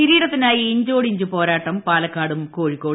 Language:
Malayalam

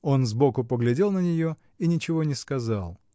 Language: Russian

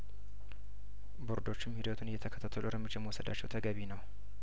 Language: Amharic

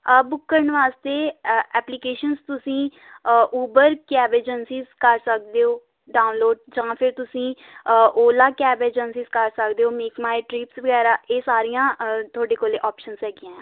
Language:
Punjabi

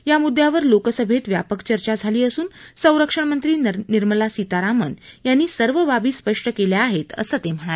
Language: Marathi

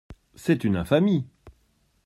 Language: French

